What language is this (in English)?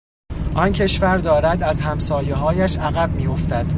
Persian